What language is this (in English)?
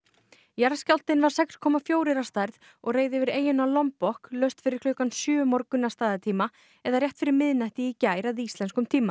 Icelandic